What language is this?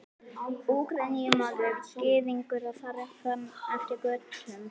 Icelandic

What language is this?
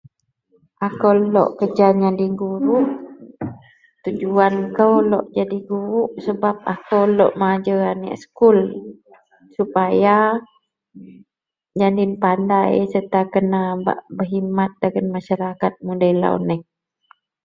Central Melanau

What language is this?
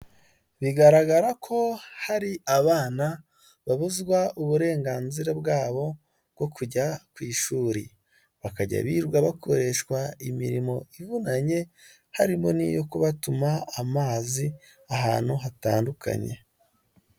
Kinyarwanda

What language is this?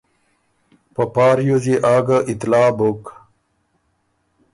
Ormuri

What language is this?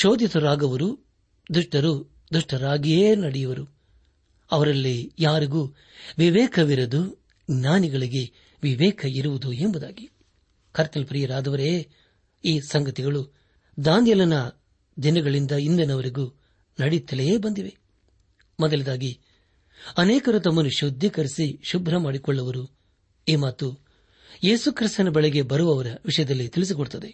Kannada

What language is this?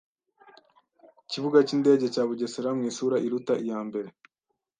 Kinyarwanda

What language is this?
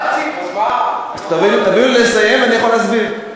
Hebrew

